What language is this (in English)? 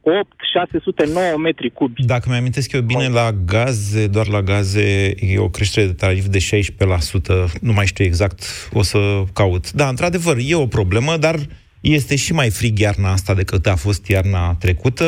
Romanian